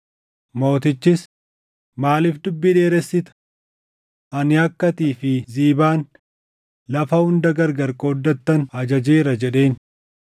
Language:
Oromo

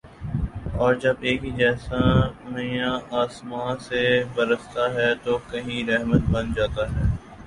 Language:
Urdu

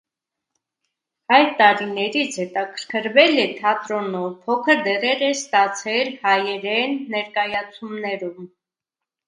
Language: Armenian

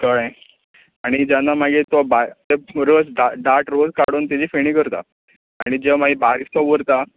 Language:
Konkani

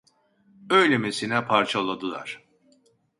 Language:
Turkish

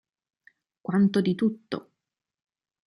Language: Italian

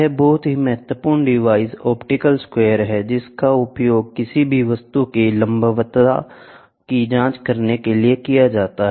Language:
Hindi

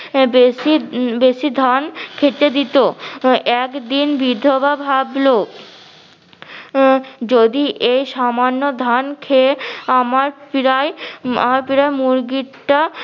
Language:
Bangla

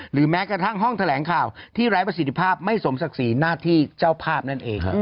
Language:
Thai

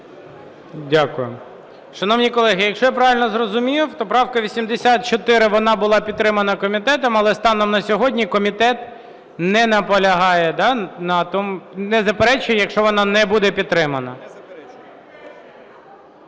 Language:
Ukrainian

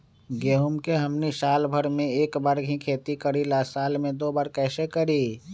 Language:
Magahi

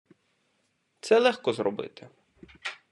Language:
Ukrainian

